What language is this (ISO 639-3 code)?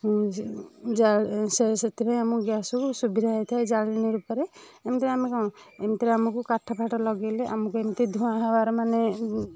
ori